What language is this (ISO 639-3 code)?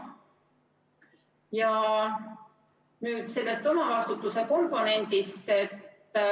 est